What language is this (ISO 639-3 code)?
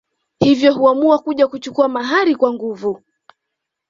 swa